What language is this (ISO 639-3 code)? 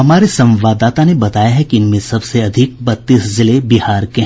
hin